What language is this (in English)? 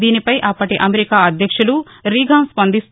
Telugu